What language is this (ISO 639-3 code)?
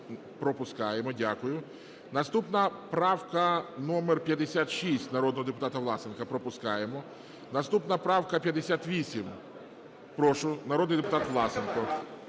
ukr